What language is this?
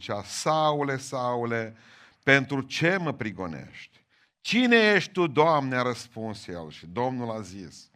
Romanian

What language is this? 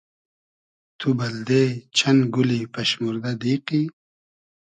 Hazaragi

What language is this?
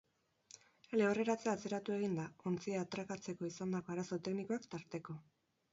Basque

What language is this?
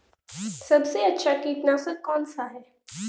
Hindi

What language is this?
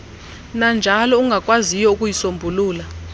Xhosa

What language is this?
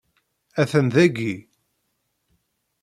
Kabyle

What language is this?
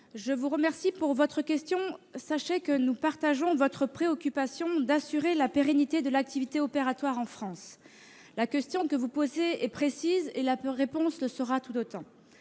French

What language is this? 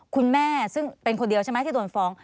Thai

